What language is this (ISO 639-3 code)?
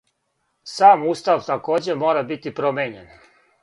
srp